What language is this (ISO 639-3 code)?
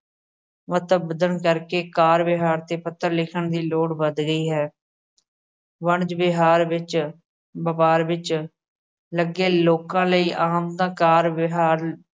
pan